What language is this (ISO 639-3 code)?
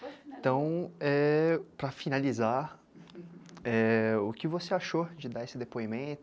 por